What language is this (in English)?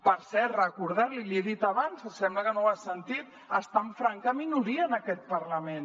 Catalan